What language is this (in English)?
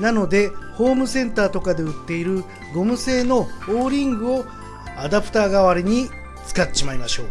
Japanese